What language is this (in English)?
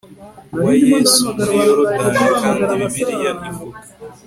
Kinyarwanda